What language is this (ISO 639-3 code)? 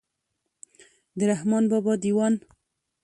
pus